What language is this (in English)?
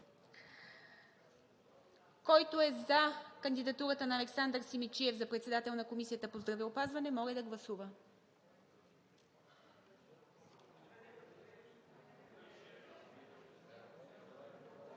Bulgarian